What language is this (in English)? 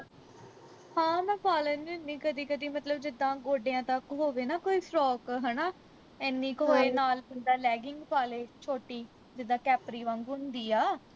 Punjabi